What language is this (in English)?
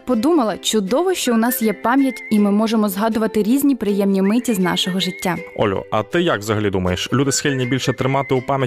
Ukrainian